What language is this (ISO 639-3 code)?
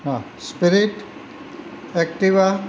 guj